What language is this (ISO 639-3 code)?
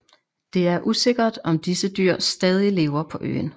dan